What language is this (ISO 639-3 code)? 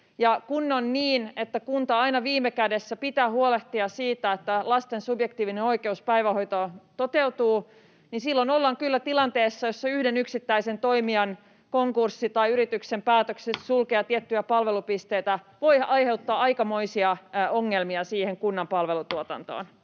fin